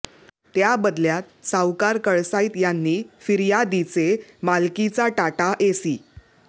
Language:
Marathi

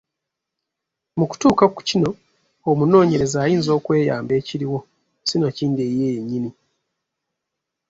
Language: Ganda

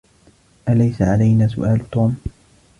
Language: Arabic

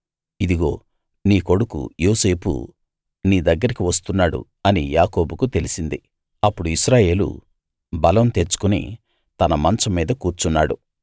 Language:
Telugu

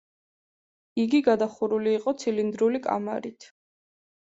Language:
Georgian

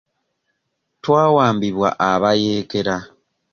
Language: Ganda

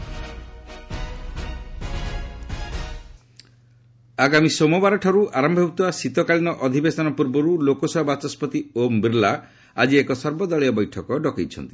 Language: Odia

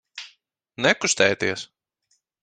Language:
Latvian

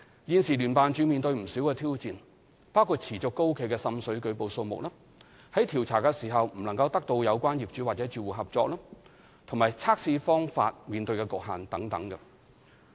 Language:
Cantonese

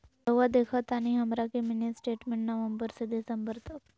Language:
Magahi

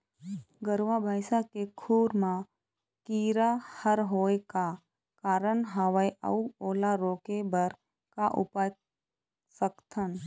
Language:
Chhattisgarhi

